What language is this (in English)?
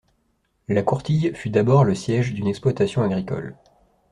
French